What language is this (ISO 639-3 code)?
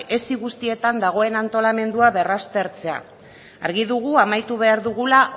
eus